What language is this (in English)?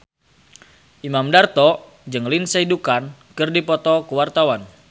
Sundanese